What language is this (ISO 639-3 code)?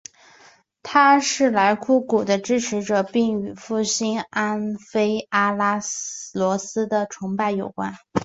zho